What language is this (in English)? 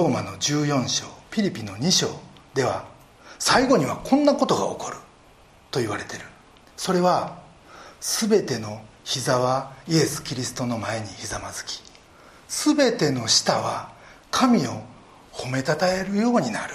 Japanese